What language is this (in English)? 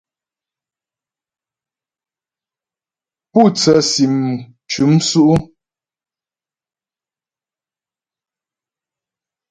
Ghomala